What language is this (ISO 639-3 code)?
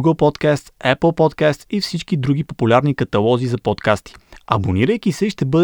bul